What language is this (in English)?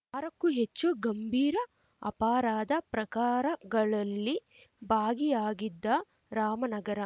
Kannada